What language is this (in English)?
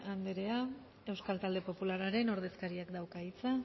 Basque